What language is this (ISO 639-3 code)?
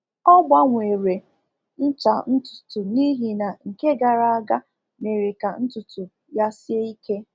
ibo